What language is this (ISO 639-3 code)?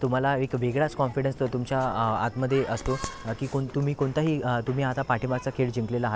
mar